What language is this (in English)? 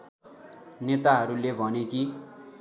Nepali